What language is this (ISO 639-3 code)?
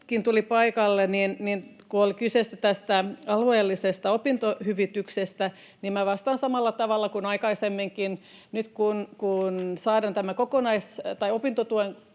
fin